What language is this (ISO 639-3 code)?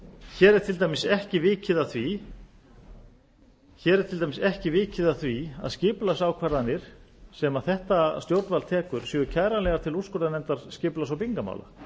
isl